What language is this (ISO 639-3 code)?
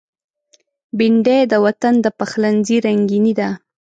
pus